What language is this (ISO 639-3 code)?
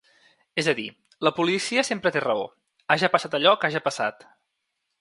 cat